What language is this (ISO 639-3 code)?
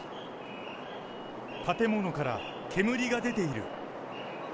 jpn